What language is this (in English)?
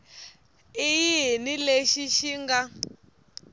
Tsonga